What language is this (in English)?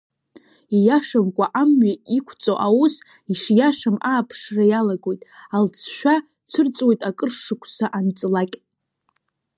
Abkhazian